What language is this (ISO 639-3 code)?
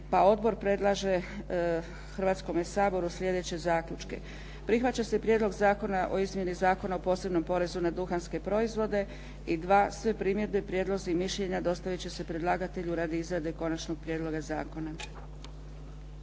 hrv